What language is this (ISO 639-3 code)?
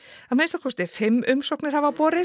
isl